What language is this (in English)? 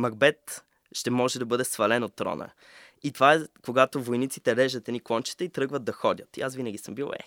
Bulgarian